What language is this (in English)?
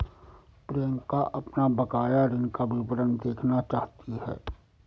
Hindi